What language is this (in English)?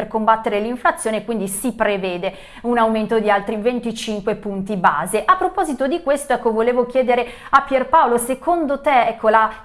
Italian